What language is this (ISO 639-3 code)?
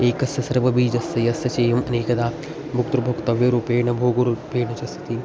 san